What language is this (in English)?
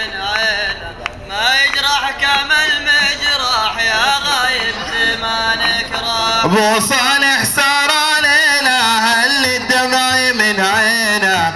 Arabic